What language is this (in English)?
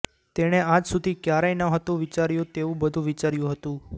Gujarati